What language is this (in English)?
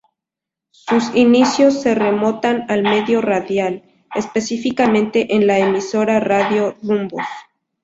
Spanish